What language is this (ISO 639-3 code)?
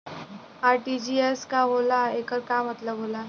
bho